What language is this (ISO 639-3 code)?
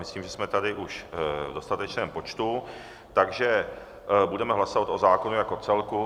ces